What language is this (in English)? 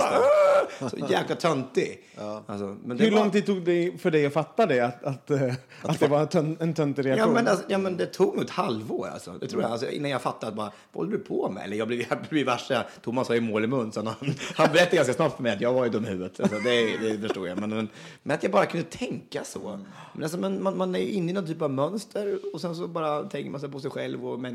Swedish